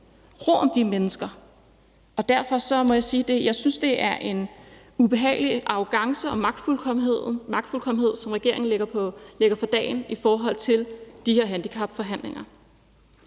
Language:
Danish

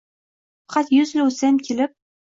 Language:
Uzbek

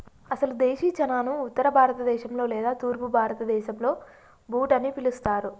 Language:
Telugu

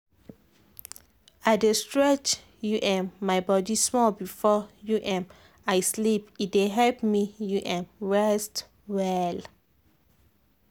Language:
Nigerian Pidgin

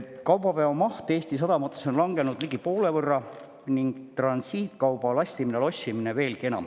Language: Estonian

